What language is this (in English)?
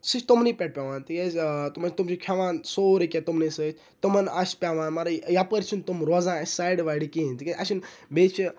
Kashmiri